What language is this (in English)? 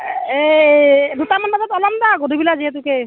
Assamese